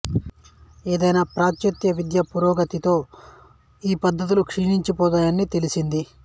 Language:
Telugu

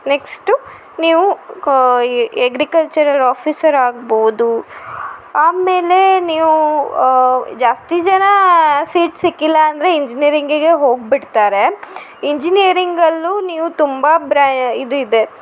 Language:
Kannada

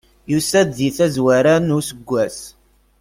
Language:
Kabyle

